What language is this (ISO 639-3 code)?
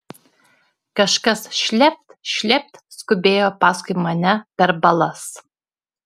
lit